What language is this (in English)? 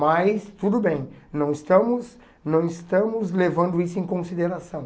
Portuguese